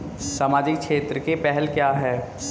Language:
Hindi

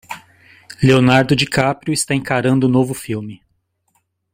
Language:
Portuguese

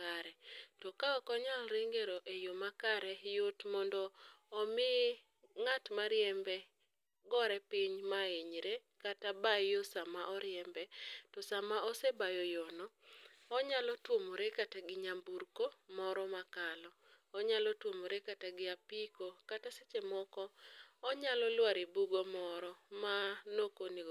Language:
Luo (Kenya and Tanzania)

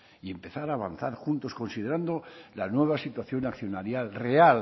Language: Spanish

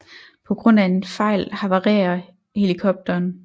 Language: Danish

